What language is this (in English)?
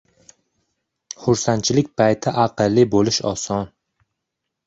Uzbek